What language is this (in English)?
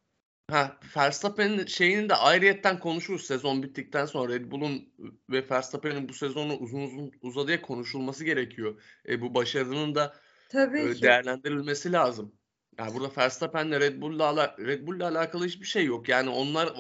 Turkish